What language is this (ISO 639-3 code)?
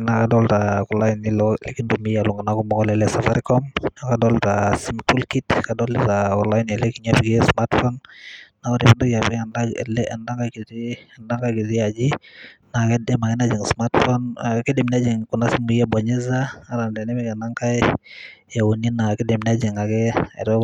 mas